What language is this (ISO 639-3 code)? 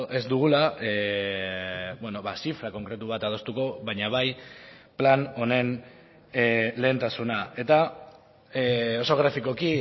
eus